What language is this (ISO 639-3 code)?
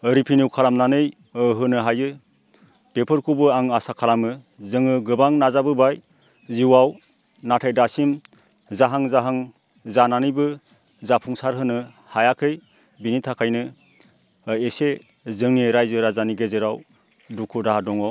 brx